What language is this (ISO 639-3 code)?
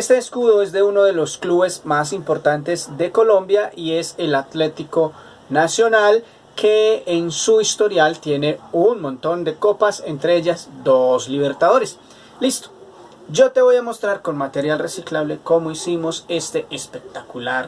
spa